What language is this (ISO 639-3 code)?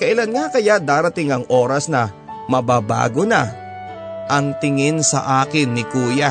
fil